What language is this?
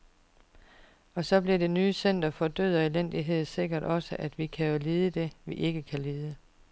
Danish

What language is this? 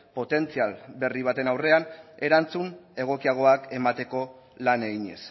Basque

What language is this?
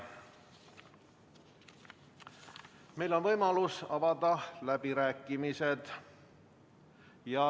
Estonian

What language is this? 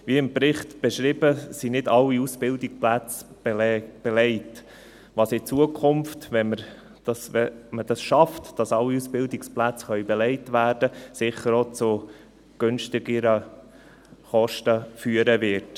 Swiss German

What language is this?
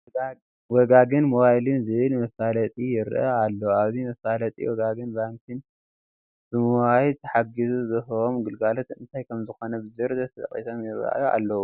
Tigrinya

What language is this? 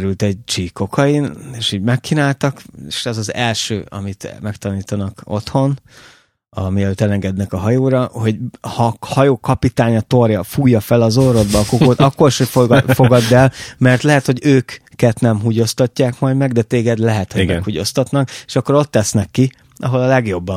Hungarian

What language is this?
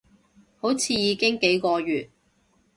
Cantonese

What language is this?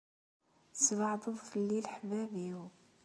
Kabyle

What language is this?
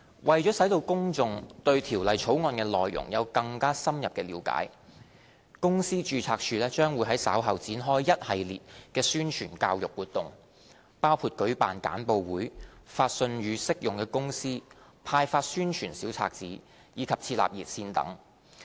Cantonese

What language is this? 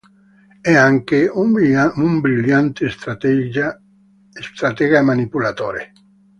Italian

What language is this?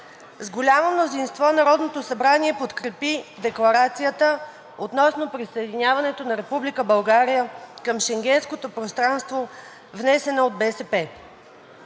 Bulgarian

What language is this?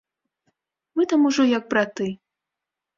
Belarusian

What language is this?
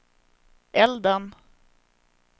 Swedish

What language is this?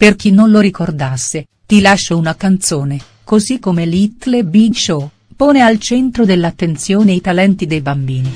Italian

